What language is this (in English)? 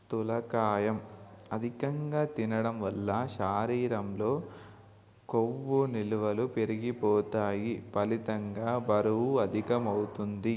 Telugu